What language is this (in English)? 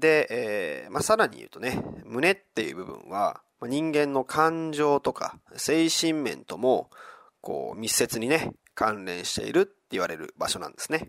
Japanese